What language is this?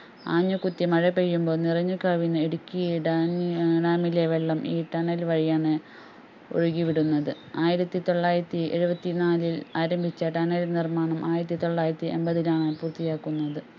Malayalam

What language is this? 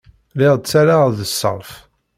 Kabyle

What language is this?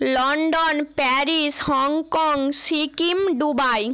Bangla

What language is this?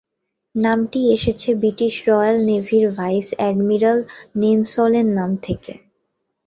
Bangla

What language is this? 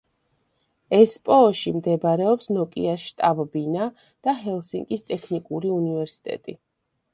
Georgian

